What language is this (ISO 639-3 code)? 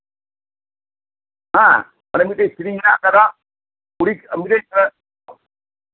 sat